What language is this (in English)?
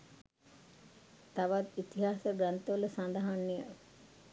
Sinhala